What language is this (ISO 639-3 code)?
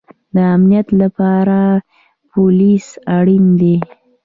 pus